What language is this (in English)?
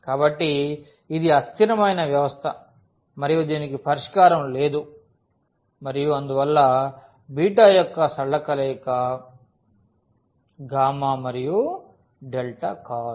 Telugu